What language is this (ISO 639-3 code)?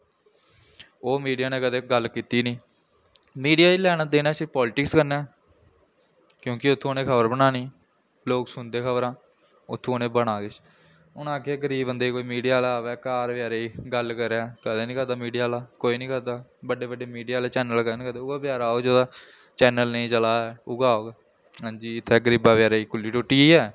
doi